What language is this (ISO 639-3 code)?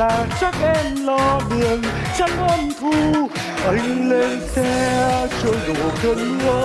vie